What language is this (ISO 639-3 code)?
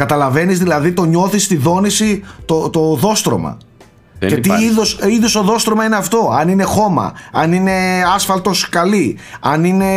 ell